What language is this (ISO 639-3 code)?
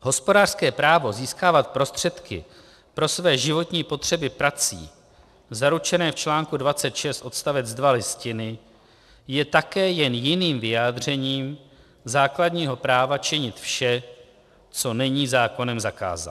ces